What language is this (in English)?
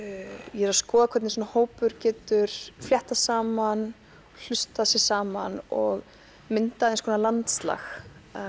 Icelandic